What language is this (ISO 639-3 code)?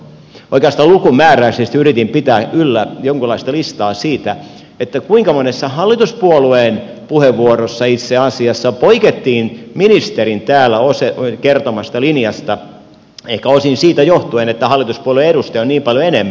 fin